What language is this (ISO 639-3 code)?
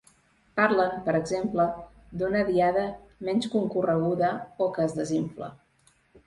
cat